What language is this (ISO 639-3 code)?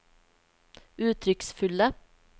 nor